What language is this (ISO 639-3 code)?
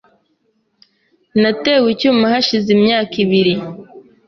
kin